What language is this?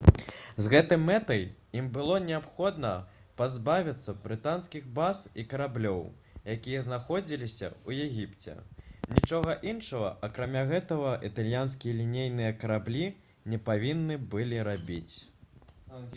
Belarusian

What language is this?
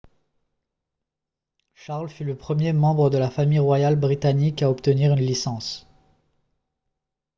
French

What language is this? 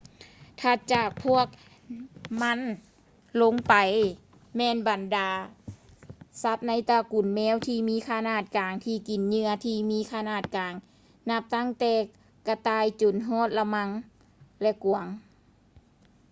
Lao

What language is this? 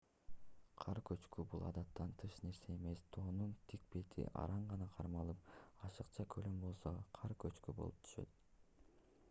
Kyrgyz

